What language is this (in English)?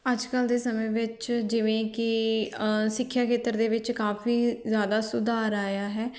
Punjabi